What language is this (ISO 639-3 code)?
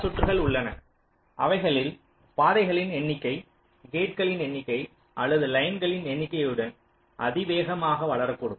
tam